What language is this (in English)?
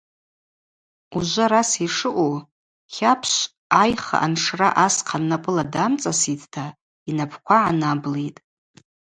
Abaza